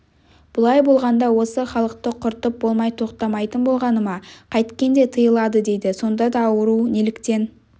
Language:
Kazakh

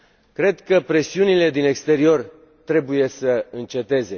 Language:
Romanian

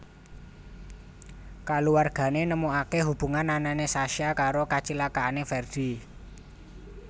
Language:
Javanese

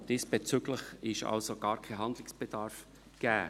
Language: Swiss German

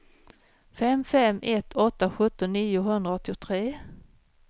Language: Swedish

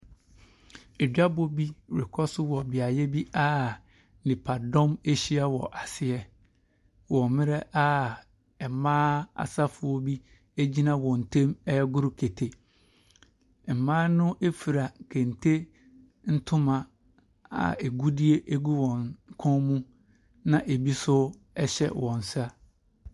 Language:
Akan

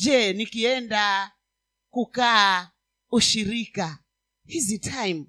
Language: Swahili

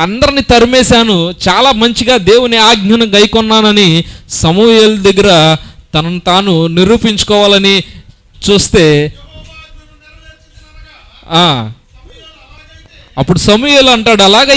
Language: Indonesian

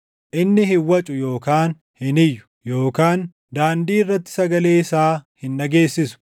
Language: Oromo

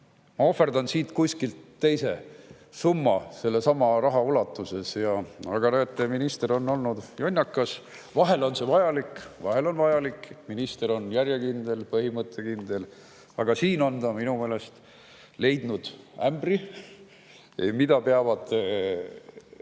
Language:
Estonian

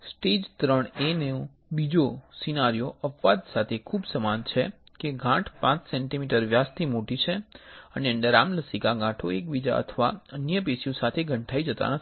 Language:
Gujarati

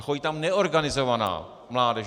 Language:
Czech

